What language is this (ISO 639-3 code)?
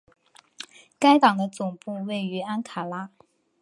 zho